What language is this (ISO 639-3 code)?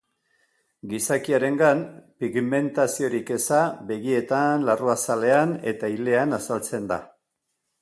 eus